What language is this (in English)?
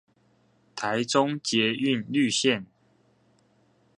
Chinese